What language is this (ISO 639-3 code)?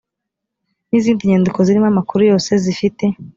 kin